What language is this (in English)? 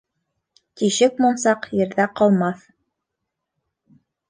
Bashkir